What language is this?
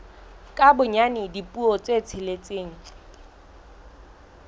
Southern Sotho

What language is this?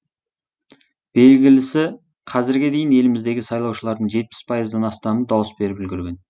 Kazakh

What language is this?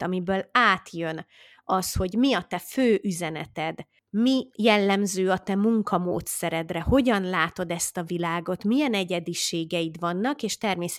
Hungarian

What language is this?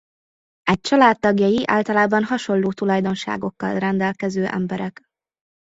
Hungarian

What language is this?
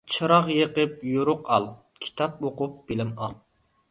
Uyghur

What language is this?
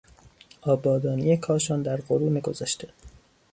Persian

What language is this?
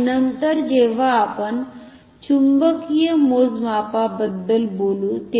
Marathi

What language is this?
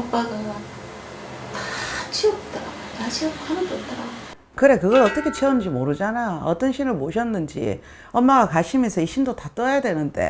Korean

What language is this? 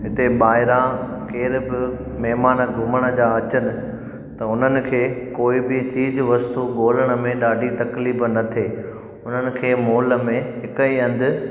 Sindhi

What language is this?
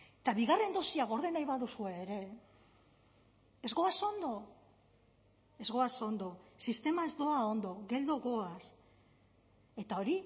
Basque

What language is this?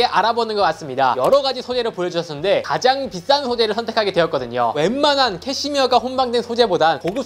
Korean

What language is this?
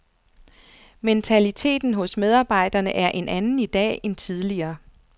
Danish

